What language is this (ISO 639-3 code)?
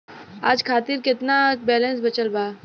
bho